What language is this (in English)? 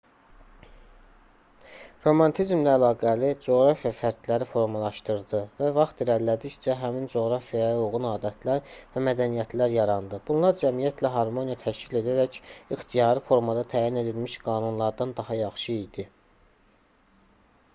Azerbaijani